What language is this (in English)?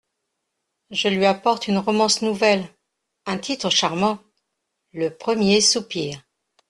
French